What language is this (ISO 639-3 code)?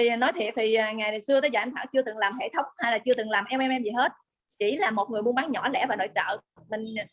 vie